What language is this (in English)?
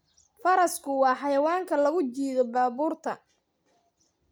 Somali